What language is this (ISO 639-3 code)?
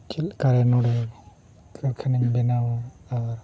sat